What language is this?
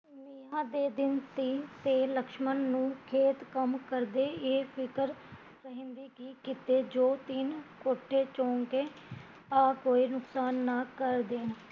Punjabi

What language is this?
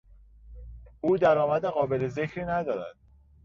Persian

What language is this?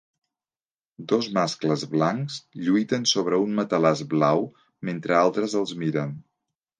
Catalan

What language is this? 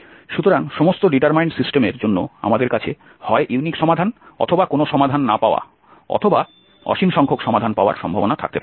Bangla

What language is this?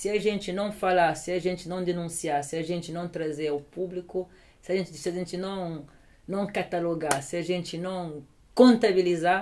Portuguese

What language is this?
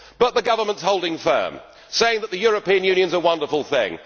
English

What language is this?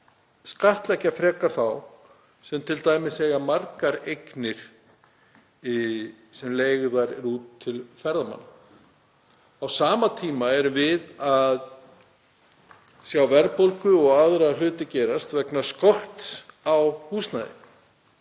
Icelandic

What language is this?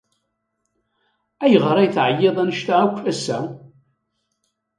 Kabyle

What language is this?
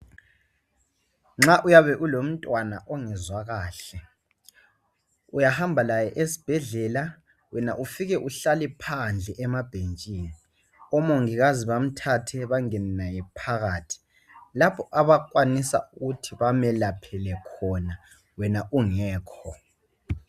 North Ndebele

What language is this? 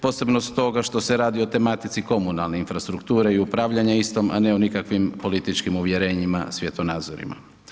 Croatian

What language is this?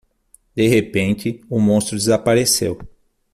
Portuguese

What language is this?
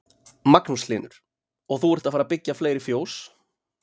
Icelandic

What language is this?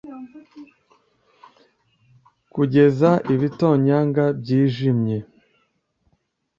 Kinyarwanda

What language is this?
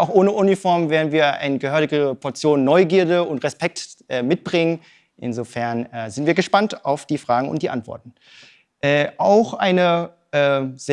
German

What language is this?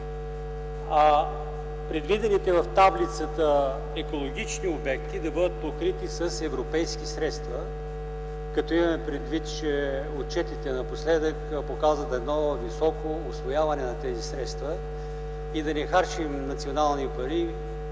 Bulgarian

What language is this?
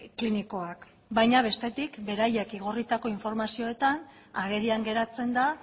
Basque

